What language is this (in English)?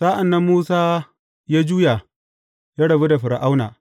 Hausa